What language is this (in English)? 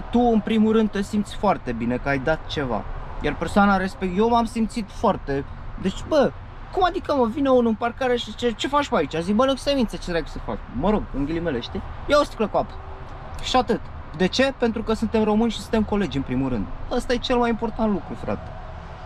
Romanian